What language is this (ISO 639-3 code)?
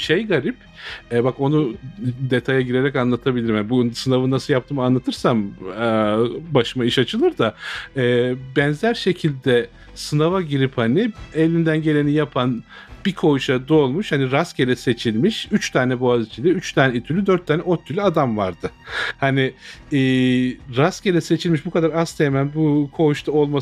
tur